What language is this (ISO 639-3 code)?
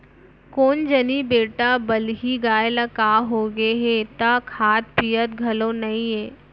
hne